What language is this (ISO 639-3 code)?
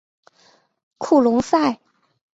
zho